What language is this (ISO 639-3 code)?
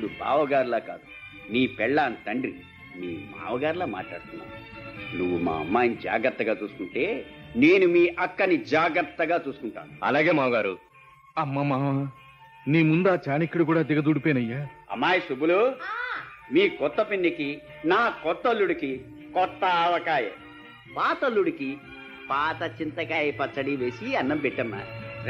tel